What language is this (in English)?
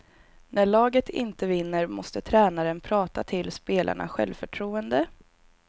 Swedish